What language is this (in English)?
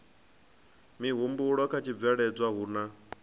Venda